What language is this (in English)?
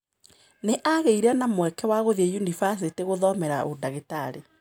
Kikuyu